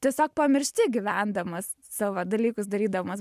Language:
Lithuanian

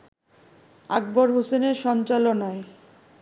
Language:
Bangla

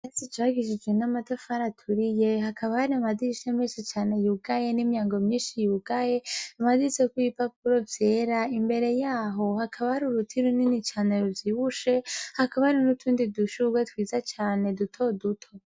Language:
Rundi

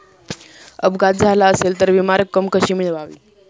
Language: Marathi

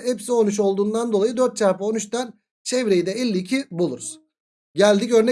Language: Turkish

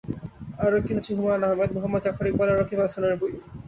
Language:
Bangla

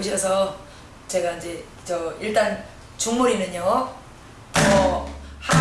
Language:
Korean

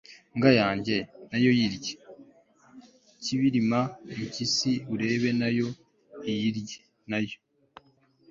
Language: Kinyarwanda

